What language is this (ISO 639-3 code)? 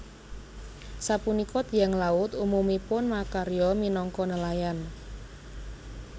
jav